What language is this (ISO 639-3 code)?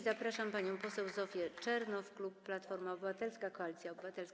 pol